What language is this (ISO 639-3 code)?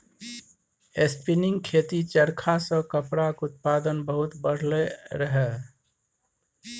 mai